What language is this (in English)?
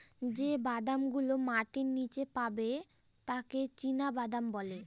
Bangla